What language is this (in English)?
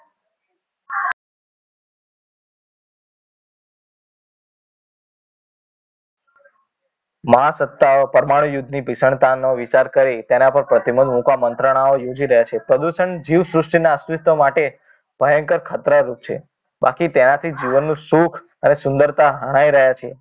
Gujarati